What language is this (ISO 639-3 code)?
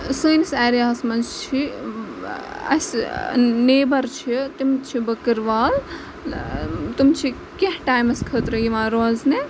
kas